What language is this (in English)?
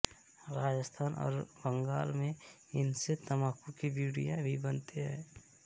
Hindi